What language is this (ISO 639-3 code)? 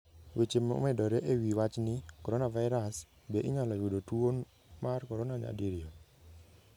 luo